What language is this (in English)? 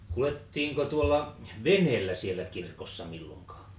Finnish